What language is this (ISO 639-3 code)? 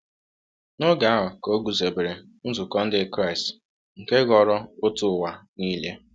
ibo